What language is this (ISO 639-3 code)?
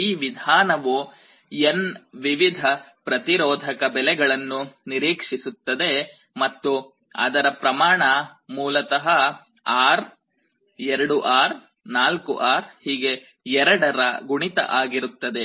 kan